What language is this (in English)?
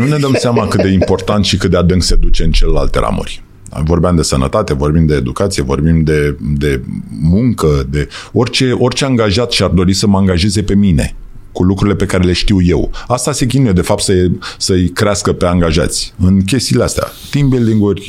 Romanian